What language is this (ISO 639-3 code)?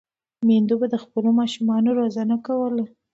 pus